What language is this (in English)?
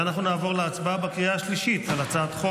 Hebrew